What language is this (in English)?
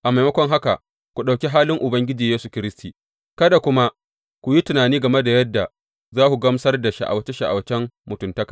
Hausa